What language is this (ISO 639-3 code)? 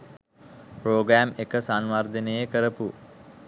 sin